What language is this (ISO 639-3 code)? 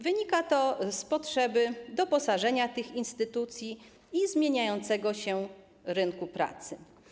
pol